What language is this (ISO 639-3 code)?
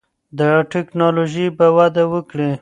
pus